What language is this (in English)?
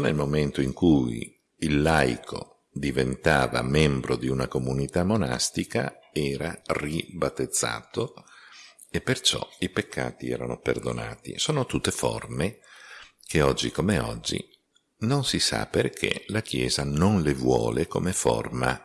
Italian